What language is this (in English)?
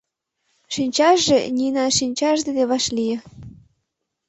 Mari